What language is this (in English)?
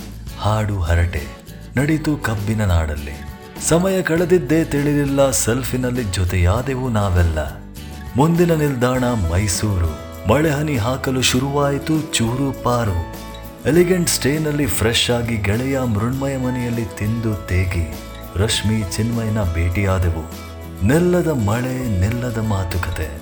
Kannada